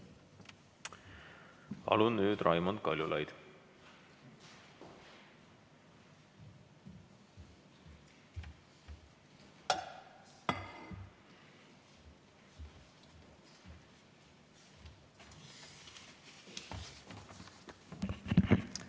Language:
Estonian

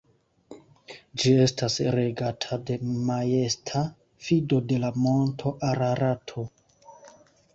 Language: Esperanto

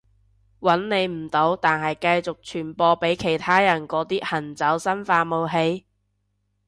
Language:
Cantonese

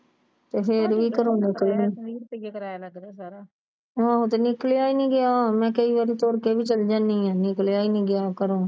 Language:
Punjabi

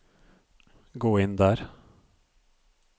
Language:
Norwegian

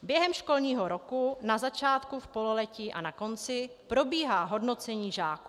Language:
Czech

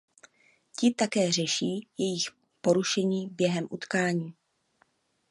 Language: Czech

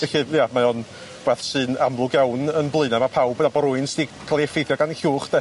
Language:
Welsh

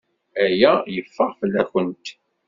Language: Kabyle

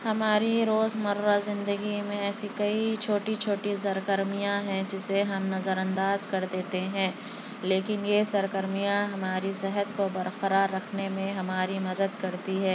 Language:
Urdu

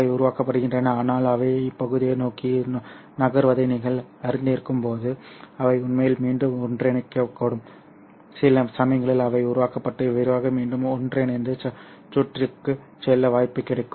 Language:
Tamil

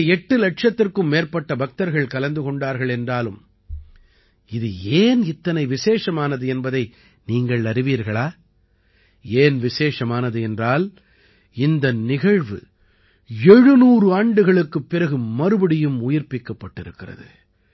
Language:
Tamil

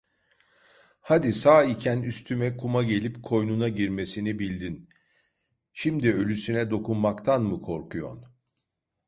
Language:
Turkish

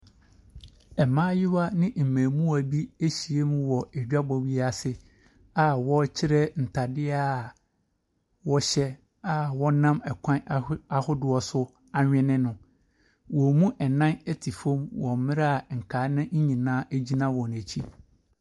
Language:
Akan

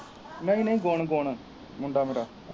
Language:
Punjabi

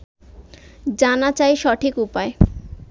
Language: Bangla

